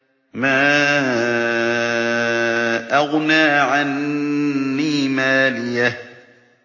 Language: Arabic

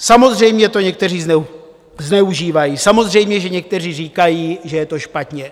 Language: Czech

